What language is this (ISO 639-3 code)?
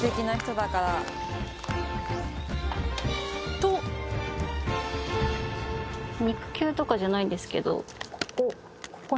jpn